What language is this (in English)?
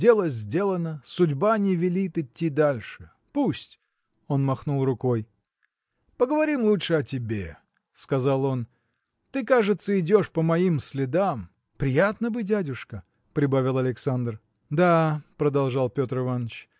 Russian